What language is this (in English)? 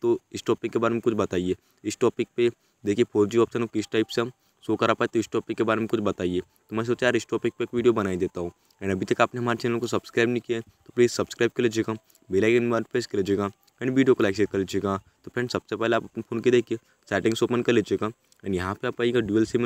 Hindi